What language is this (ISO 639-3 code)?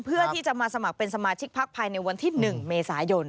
tha